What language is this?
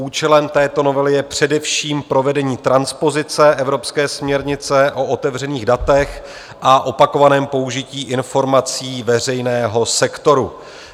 Czech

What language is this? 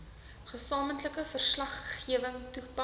Afrikaans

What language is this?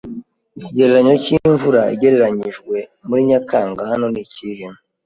Kinyarwanda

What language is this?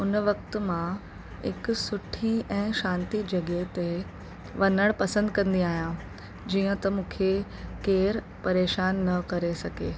Sindhi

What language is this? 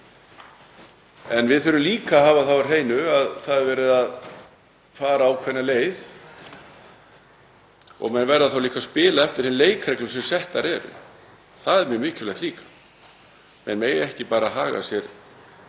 Icelandic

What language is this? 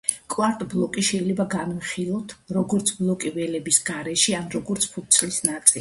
Georgian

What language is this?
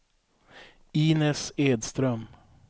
Swedish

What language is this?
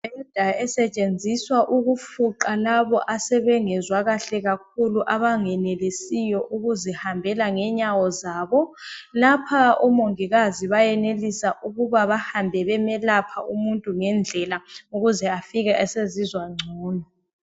North Ndebele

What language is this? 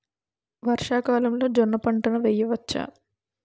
Telugu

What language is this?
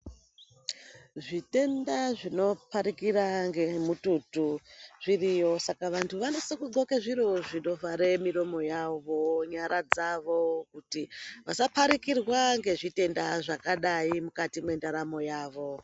Ndau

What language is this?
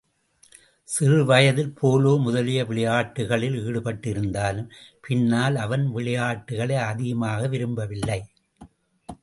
Tamil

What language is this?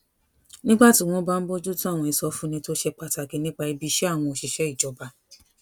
Yoruba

